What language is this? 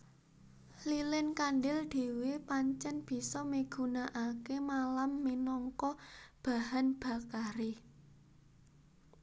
Javanese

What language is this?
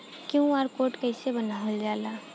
Bhojpuri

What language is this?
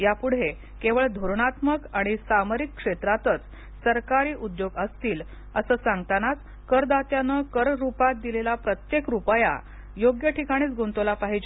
Marathi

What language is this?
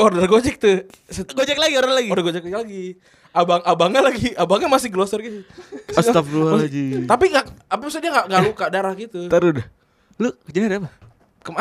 Indonesian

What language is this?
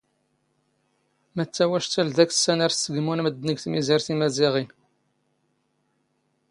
Standard Moroccan Tamazight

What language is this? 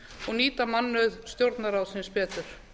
Icelandic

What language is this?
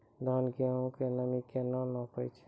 Maithili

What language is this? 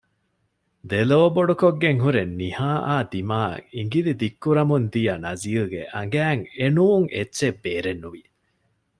Divehi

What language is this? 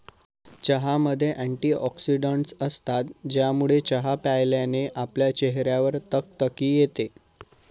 Marathi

